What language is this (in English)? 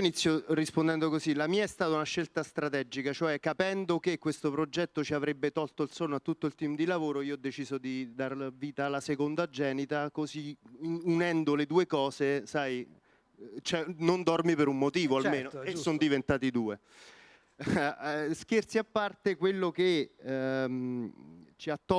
Italian